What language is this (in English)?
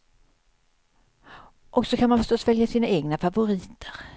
Swedish